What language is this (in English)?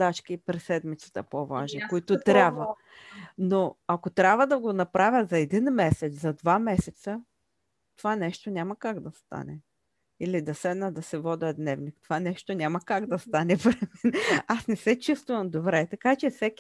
Bulgarian